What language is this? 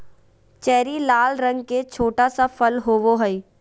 Magahi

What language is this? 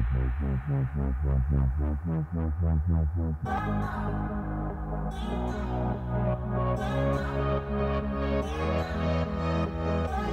English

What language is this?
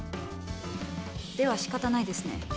Japanese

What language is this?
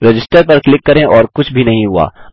Hindi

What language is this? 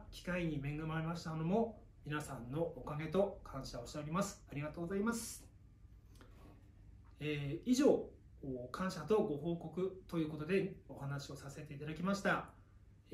Japanese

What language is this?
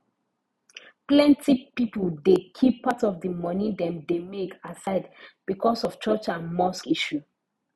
Nigerian Pidgin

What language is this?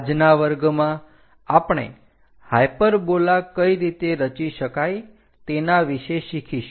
Gujarati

